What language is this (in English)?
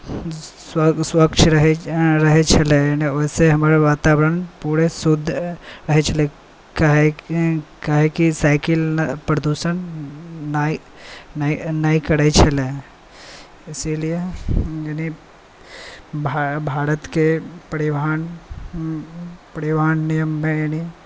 Maithili